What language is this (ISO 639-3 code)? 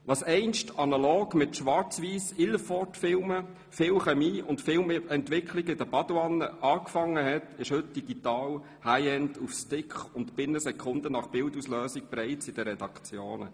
gsw